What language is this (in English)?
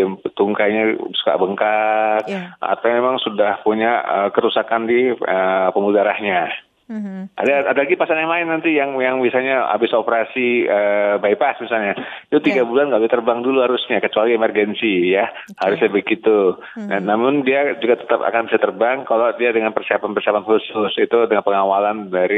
Indonesian